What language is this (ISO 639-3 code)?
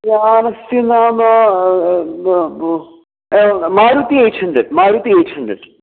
san